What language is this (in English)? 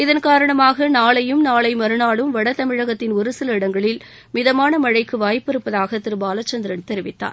Tamil